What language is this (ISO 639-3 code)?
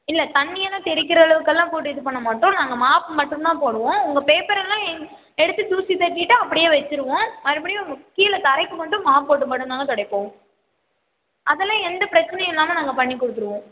tam